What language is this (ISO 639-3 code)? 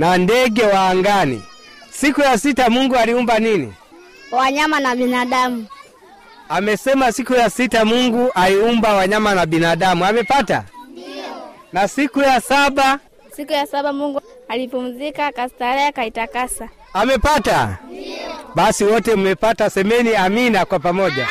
swa